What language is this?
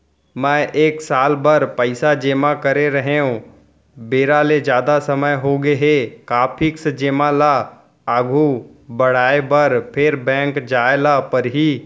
Chhattisgarhi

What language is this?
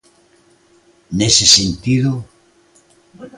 Galician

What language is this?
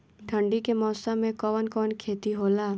Bhojpuri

